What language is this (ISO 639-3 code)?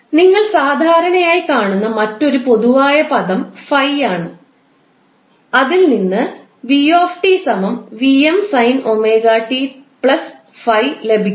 mal